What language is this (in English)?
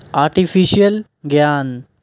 Punjabi